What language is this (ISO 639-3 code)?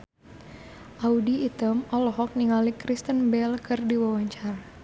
sun